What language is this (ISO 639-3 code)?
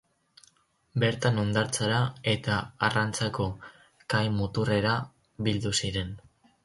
eus